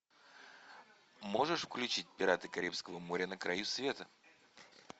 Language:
Russian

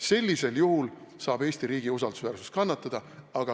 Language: Estonian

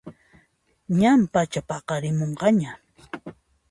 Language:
Puno Quechua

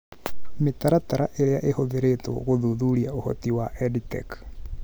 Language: Kikuyu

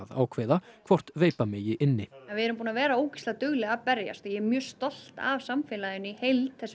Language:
Icelandic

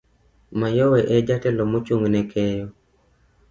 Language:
Luo (Kenya and Tanzania)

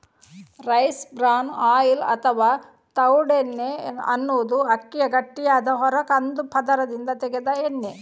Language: Kannada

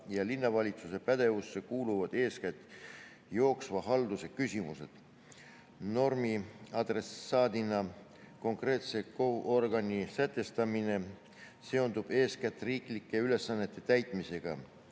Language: Estonian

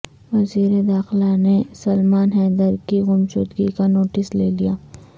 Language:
Urdu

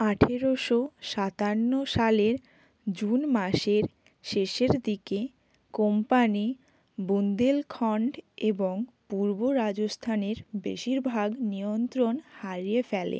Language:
Bangla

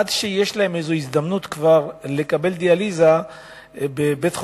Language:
Hebrew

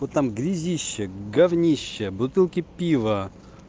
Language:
Russian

